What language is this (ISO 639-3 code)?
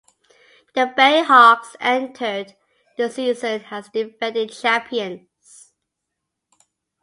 eng